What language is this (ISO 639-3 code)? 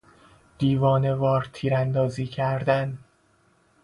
fas